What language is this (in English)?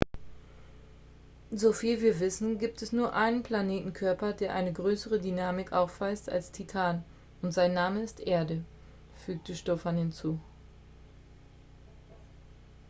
German